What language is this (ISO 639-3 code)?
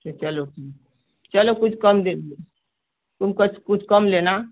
hin